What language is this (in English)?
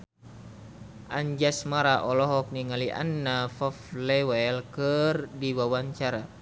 Sundanese